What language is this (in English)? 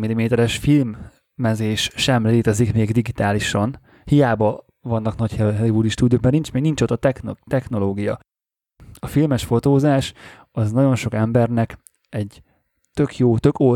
Hungarian